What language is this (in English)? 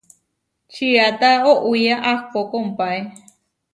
Huarijio